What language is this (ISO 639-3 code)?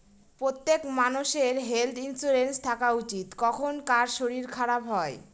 ben